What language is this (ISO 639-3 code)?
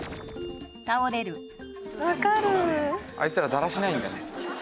jpn